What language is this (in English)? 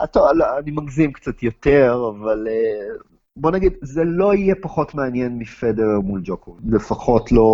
Hebrew